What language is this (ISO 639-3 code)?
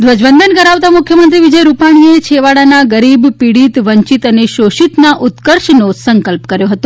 guj